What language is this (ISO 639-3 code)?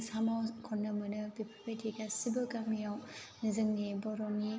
brx